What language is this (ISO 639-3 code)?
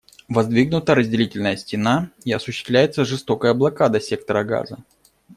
rus